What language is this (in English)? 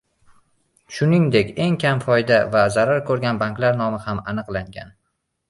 Uzbek